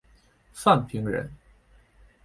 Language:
Chinese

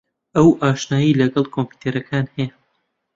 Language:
Central Kurdish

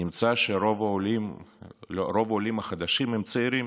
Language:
Hebrew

